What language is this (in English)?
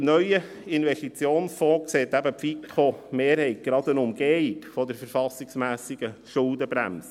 Swiss German